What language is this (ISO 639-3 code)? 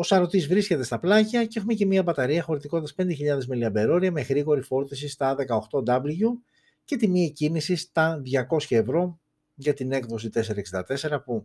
ell